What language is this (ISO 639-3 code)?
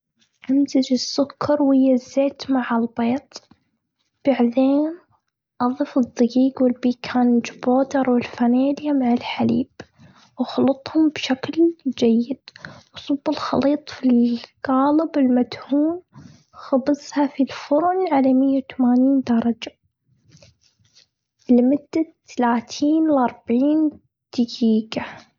afb